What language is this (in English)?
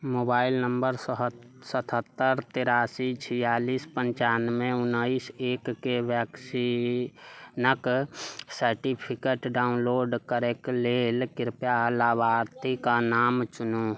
Maithili